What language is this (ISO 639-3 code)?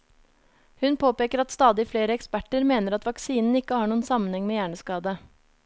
nor